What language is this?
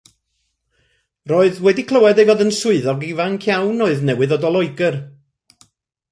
Welsh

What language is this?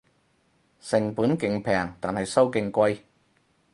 Cantonese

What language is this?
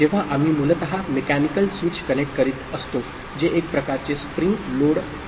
Marathi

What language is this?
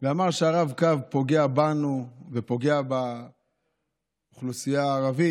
Hebrew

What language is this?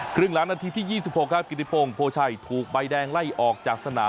Thai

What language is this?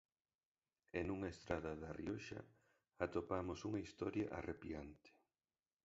Galician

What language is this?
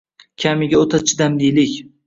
Uzbek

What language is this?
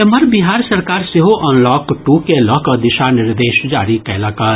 Maithili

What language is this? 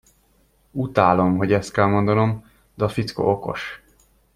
Hungarian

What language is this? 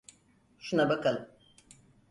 Turkish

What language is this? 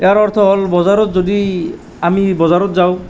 Assamese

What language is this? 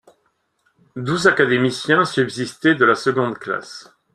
French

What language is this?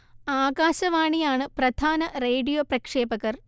Malayalam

